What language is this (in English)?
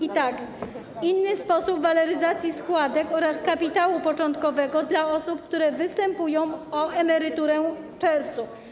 Polish